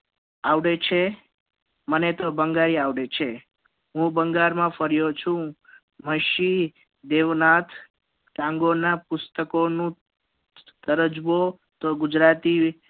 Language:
Gujarati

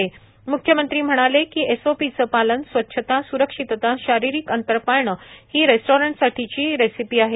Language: Marathi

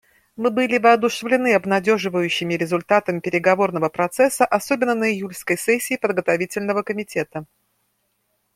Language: Russian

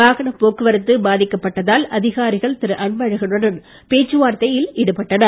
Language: Tamil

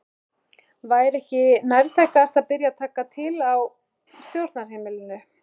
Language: Icelandic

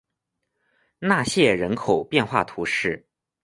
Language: Chinese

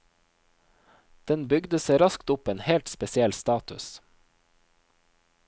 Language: Norwegian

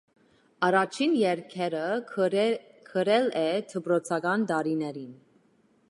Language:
Armenian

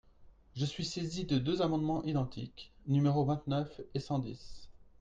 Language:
French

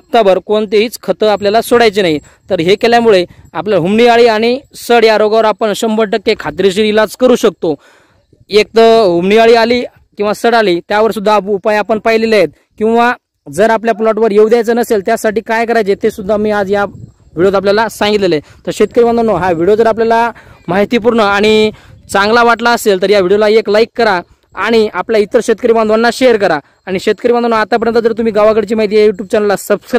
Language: Hindi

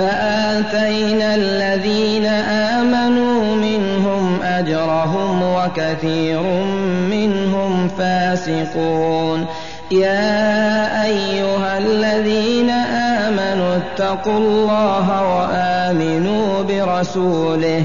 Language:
Arabic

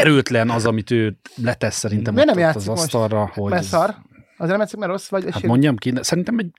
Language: Hungarian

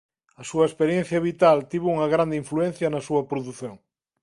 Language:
Galician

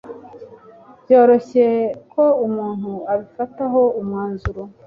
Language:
Kinyarwanda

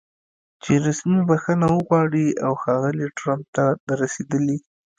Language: Pashto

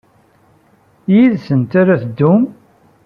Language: Kabyle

